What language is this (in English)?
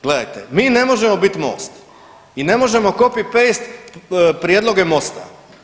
Croatian